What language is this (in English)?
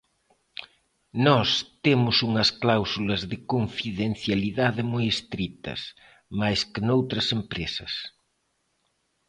Galician